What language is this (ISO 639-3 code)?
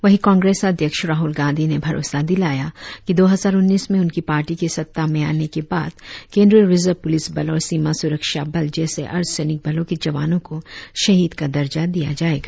hin